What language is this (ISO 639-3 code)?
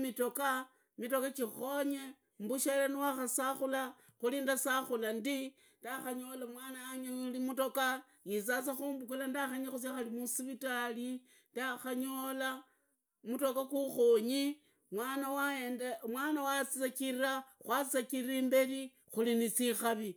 ida